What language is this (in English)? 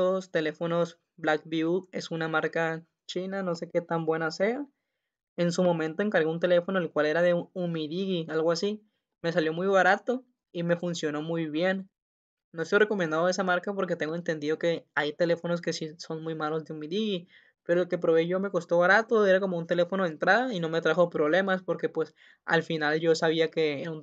Spanish